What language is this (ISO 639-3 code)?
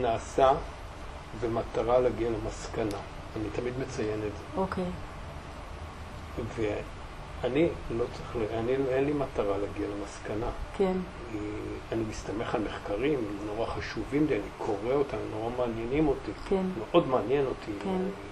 heb